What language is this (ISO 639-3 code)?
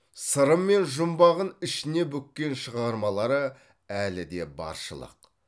kaz